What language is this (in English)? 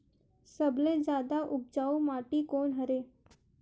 Chhattisgarhi